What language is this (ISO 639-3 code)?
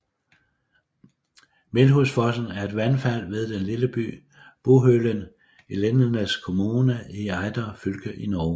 dan